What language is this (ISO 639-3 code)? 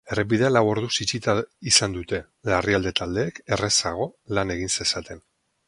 eus